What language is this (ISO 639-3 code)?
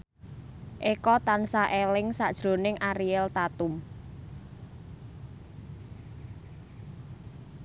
jav